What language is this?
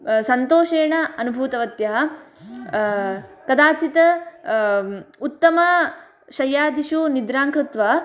Sanskrit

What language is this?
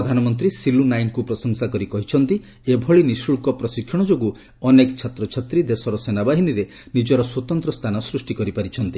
Odia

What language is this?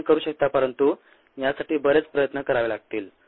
Marathi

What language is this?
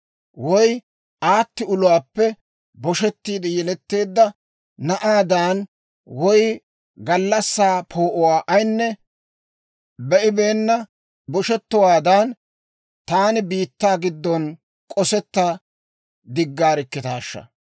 Dawro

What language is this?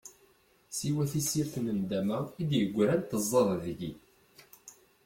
Kabyle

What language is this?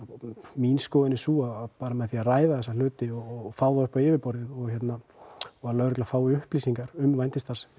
Icelandic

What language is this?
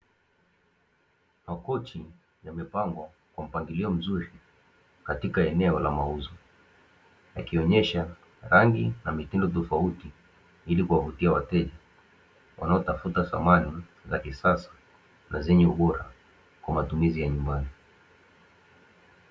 Swahili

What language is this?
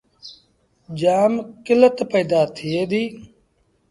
Sindhi Bhil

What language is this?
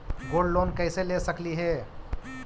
Magahi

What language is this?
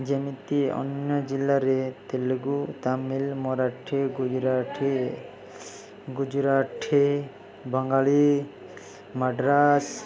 Odia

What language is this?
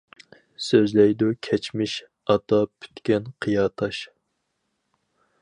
Uyghur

